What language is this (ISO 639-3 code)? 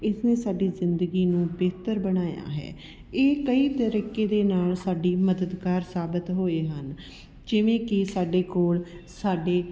pan